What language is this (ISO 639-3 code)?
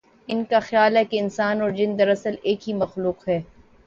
urd